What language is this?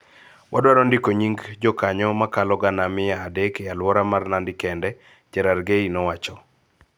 Luo (Kenya and Tanzania)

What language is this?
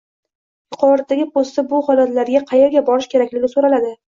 Uzbek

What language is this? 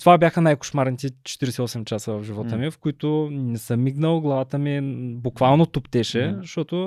Bulgarian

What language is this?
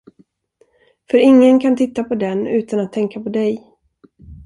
Swedish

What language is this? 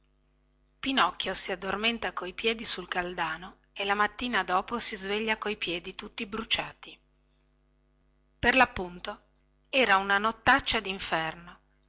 Italian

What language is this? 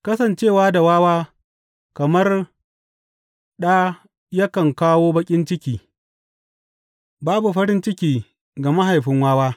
Hausa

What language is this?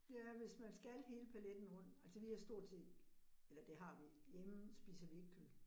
Danish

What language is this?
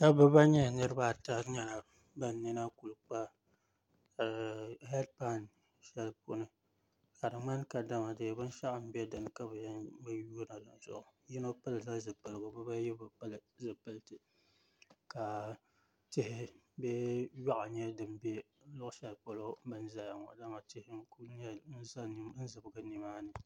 Dagbani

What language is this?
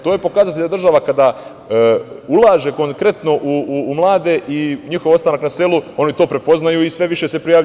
Serbian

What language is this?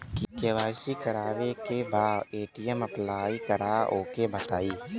Bhojpuri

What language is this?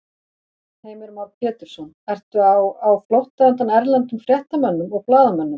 Icelandic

